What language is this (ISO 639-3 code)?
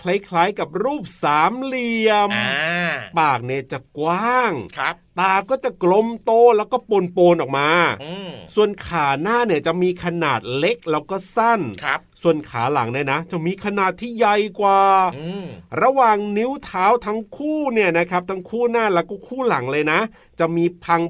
tha